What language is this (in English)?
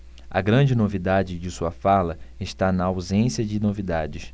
Portuguese